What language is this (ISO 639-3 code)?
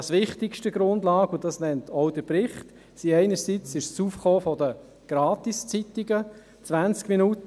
gsw